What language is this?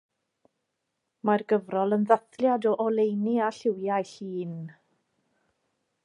Welsh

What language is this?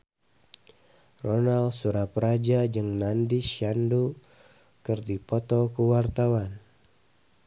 Sundanese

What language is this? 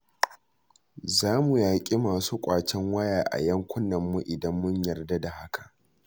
Hausa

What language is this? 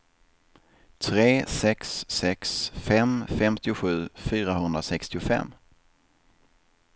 Swedish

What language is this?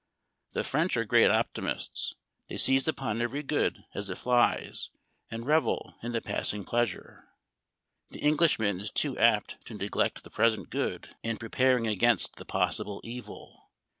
English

